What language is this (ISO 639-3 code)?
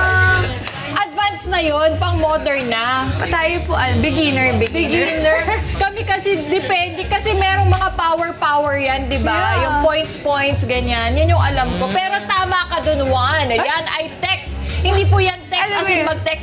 fil